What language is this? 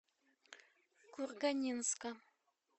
Russian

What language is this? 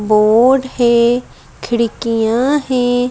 Hindi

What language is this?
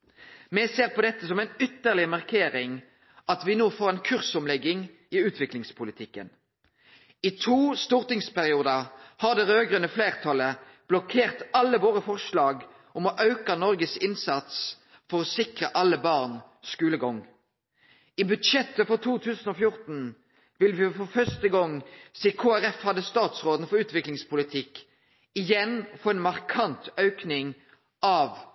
Norwegian Nynorsk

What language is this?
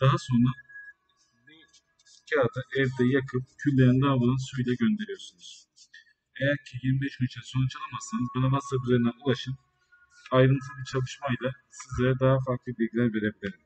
Turkish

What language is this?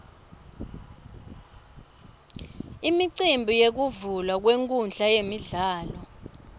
Swati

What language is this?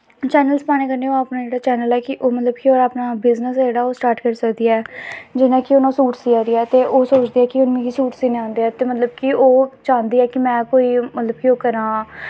Dogri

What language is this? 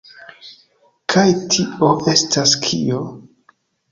Esperanto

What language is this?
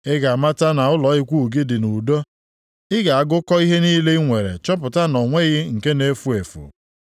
Igbo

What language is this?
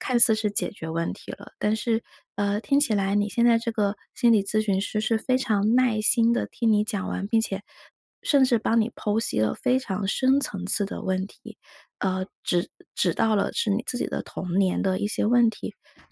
Chinese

